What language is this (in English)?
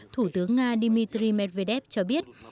Vietnamese